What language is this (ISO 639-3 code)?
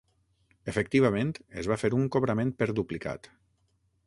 cat